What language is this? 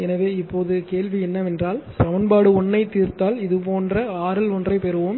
Tamil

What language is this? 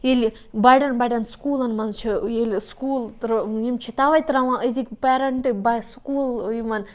Kashmiri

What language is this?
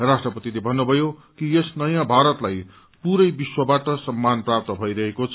Nepali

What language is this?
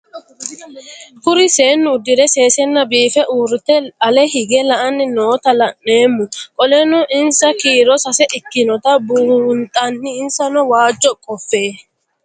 Sidamo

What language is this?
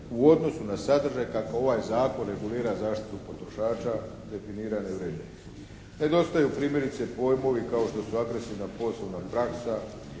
Croatian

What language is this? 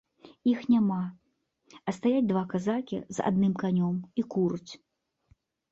Belarusian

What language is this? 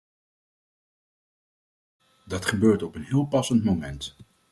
Dutch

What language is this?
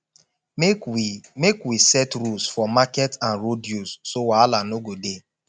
Nigerian Pidgin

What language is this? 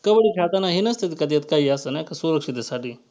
Marathi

